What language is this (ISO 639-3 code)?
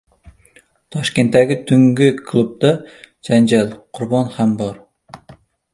uzb